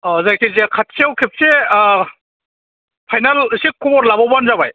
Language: Bodo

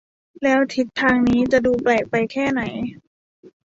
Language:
Thai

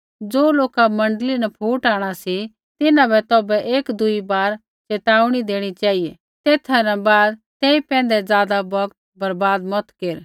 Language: Kullu Pahari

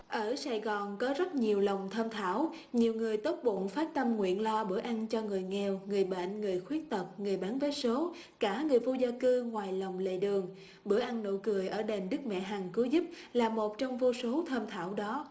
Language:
Vietnamese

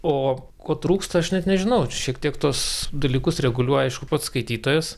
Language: Lithuanian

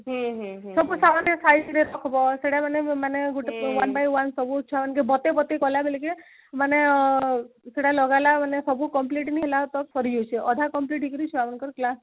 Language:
Odia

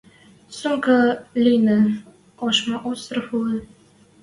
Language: Western Mari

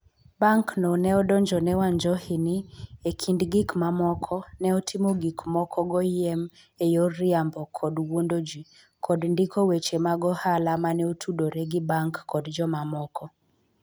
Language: Luo (Kenya and Tanzania)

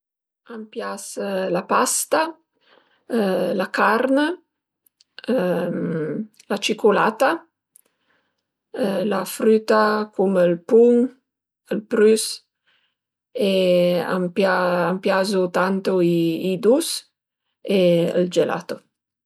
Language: Piedmontese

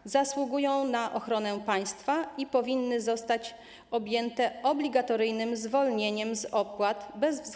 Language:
Polish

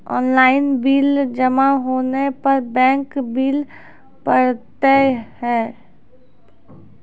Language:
Maithili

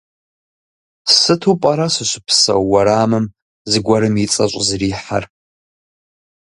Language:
Kabardian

